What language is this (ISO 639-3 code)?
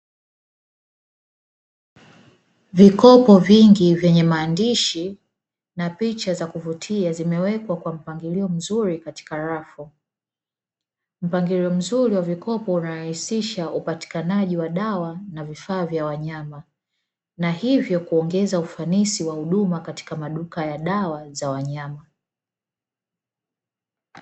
swa